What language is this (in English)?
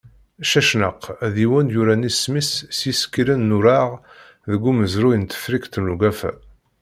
Kabyle